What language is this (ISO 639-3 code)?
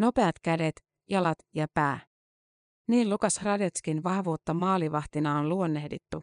fin